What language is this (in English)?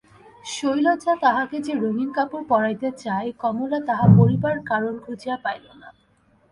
Bangla